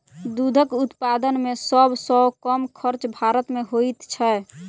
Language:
Maithili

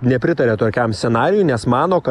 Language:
Lithuanian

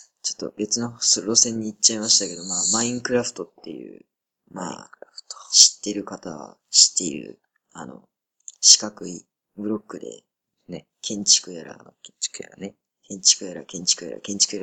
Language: Japanese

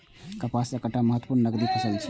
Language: Maithili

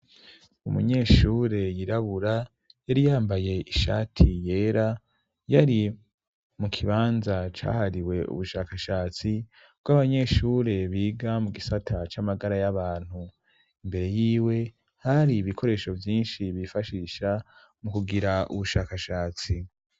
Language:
Rundi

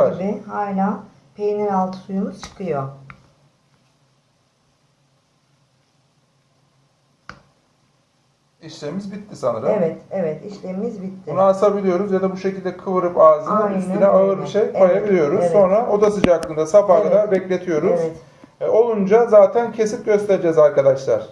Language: Turkish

